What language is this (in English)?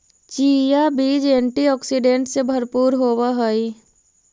Magahi